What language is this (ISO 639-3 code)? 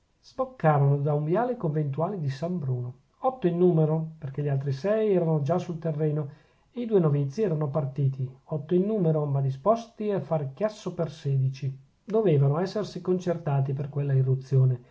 ita